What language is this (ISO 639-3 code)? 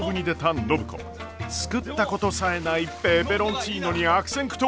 jpn